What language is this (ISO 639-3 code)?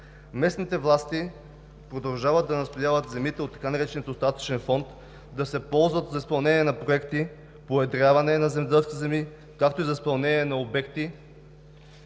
bul